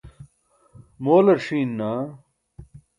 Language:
Burushaski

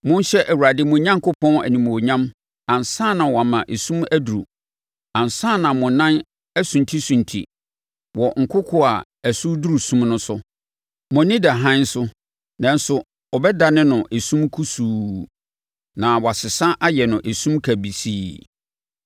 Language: Akan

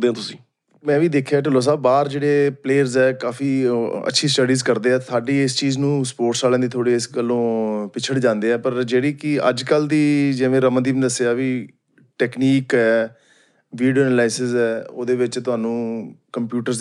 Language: Punjabi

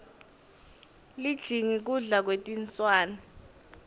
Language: Swati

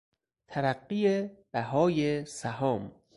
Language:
Persian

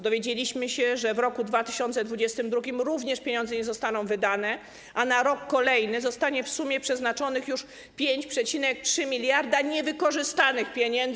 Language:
Polish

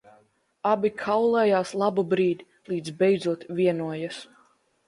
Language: Latvian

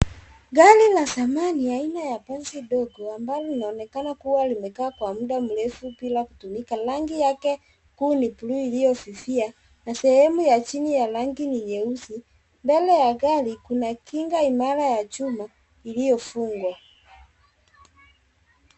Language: Swahili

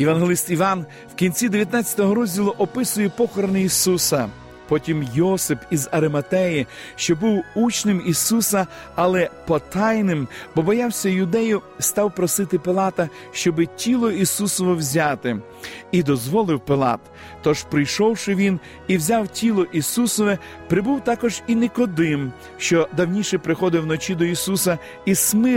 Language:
Ukrainian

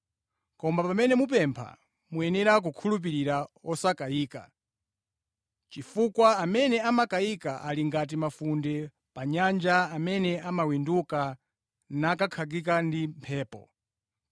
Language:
Nyanja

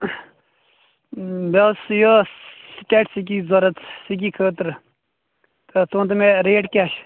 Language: Kashmiri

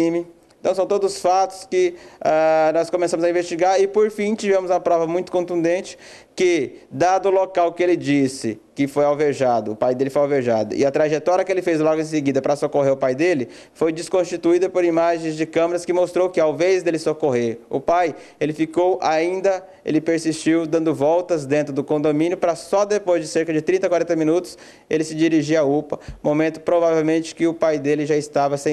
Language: Portuguese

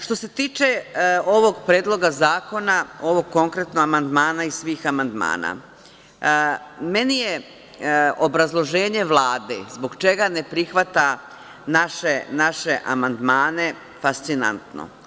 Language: Serbian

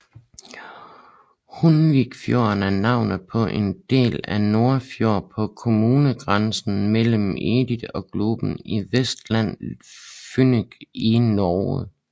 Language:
Danish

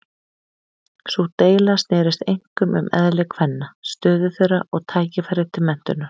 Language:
Icelandic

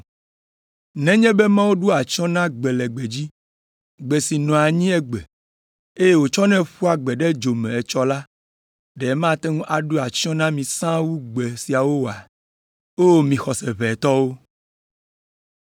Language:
Ewe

